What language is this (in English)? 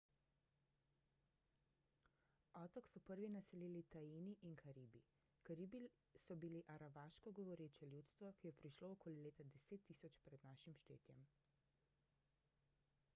Slovenian